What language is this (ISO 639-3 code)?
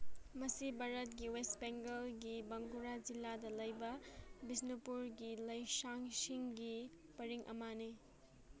mni